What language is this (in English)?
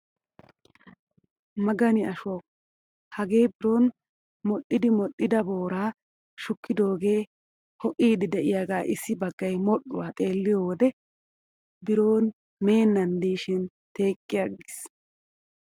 Wolaytta